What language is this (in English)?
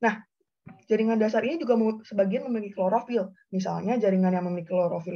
Indonesian